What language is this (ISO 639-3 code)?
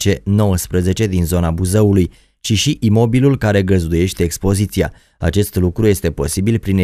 ron